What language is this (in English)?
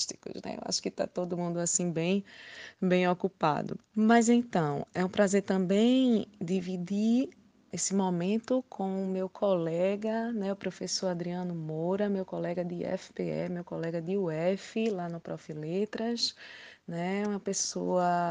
Portuguese